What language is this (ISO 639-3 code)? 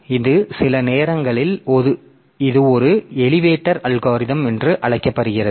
tam